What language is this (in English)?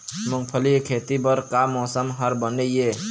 Chhattisgarhi